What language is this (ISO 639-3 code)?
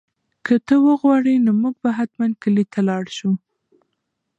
pus